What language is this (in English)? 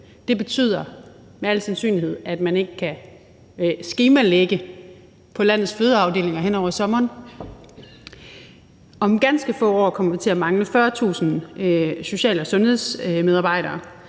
Danish